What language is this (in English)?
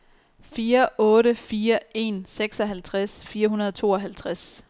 Danish